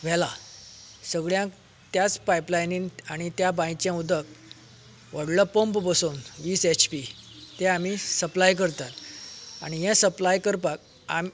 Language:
Konkani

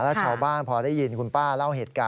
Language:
Thai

